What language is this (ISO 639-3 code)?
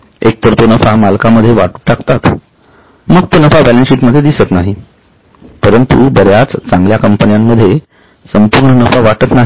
mar